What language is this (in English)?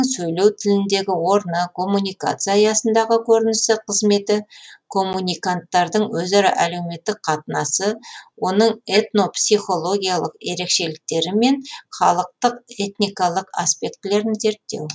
Kazakh